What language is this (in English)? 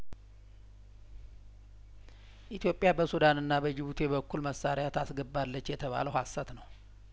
Amharic